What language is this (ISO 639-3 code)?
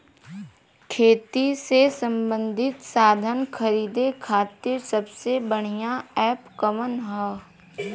bho